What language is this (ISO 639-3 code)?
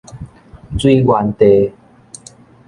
nan